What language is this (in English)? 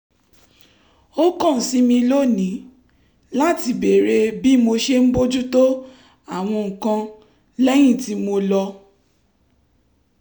Yoruba